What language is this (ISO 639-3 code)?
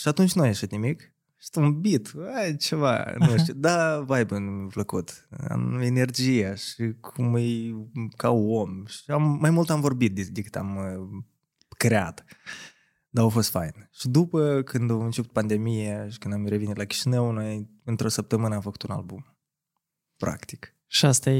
ron